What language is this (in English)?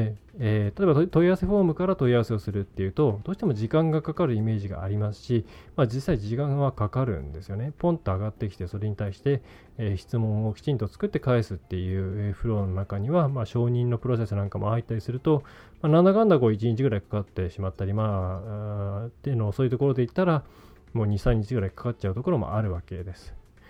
Japanese